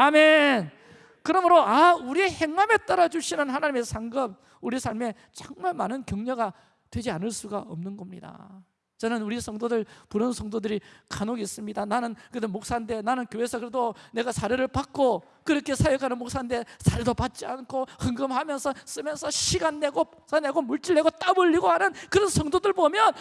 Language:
Korean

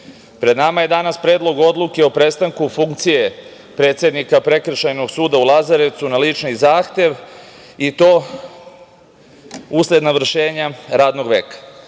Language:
Serbian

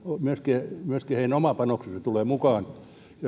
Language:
Finnish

